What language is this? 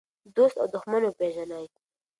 Pashto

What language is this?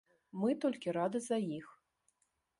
Belarusian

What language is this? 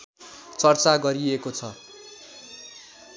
Nepali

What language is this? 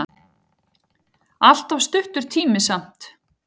Icelandic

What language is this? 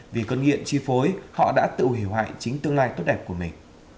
Vietnamese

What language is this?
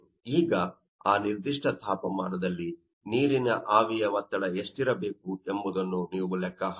Kannada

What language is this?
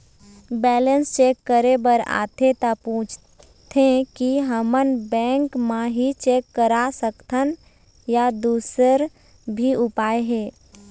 Chhattisgarhi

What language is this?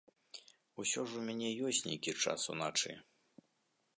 Belarusian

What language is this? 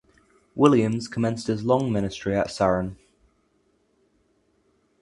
English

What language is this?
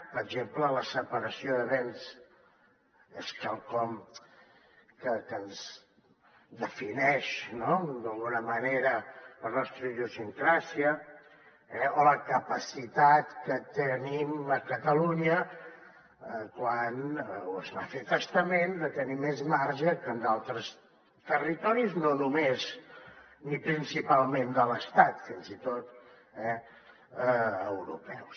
Catalan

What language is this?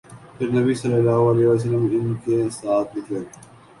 Urdu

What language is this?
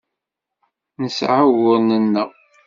Kabyle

